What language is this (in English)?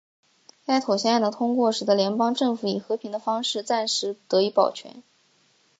Chinese